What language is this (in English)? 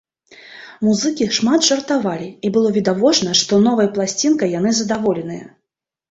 Belarusian